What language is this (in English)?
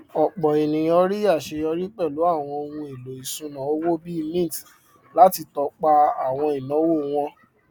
Yoruba